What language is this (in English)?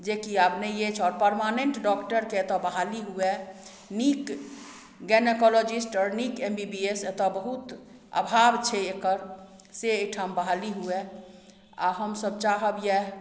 Maithili